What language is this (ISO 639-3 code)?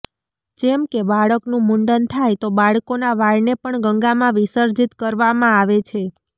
guj